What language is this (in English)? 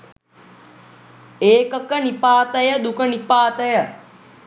Sinhala